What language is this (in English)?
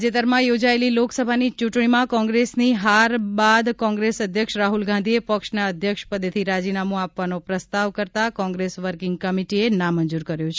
Gujarati